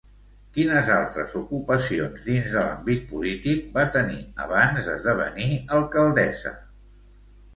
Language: Catalan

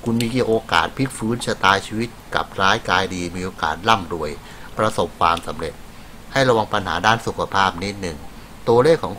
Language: Thai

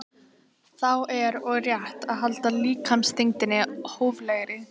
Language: Icelandic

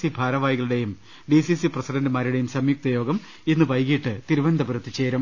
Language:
Malayalam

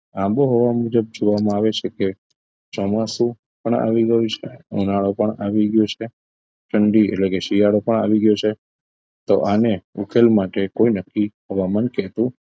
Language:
Gujarati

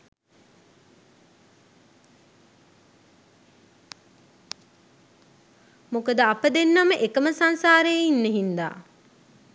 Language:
Sinhala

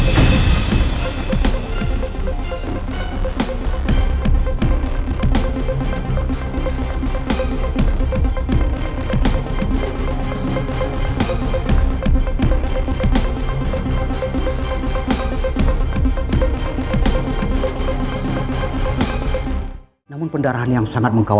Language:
Indonesian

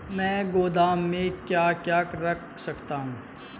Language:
Hindi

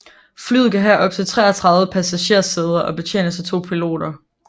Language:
Danish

